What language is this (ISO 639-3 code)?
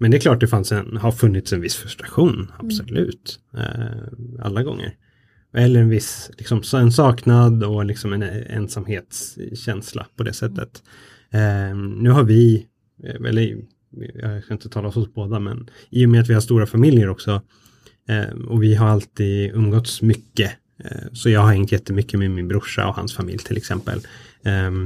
swe